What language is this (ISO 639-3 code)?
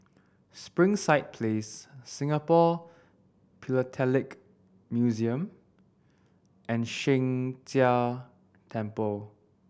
eng